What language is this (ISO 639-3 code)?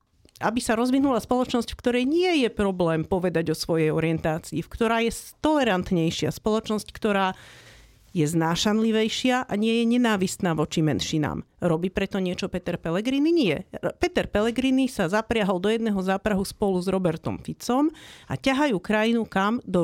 slk